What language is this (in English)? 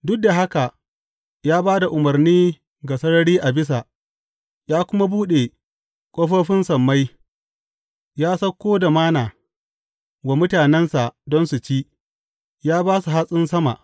Hausa